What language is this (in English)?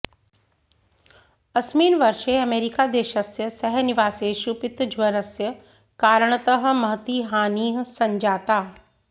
Sanskrit